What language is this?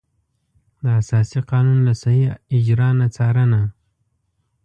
Pashto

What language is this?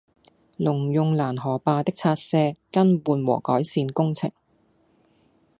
Cantonese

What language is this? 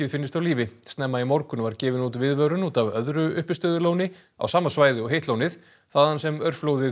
Icelandic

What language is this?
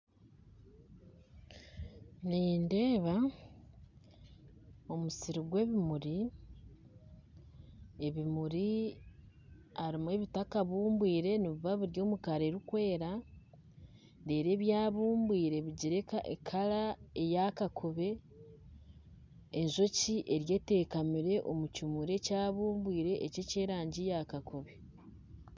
Nyankole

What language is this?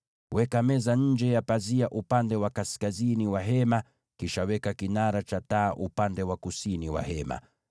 Swahili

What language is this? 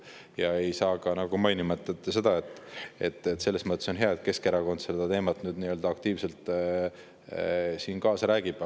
Estonian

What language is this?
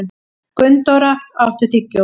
Icelandic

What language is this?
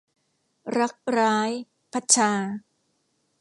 Thai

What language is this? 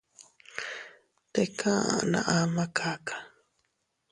Teutila Cuicatec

